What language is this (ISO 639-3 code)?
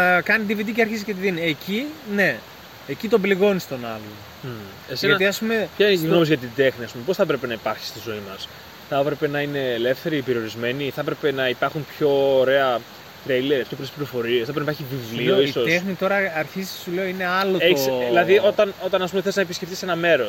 ell